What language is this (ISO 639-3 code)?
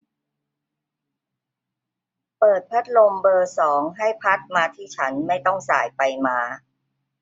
tha